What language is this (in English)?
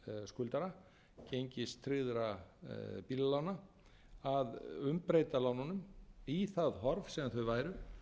Icelandic